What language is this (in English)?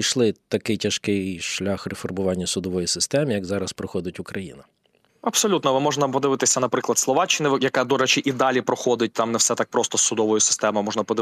Ukrainian